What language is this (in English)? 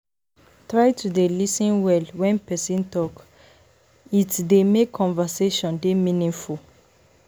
Nigerian Pidgin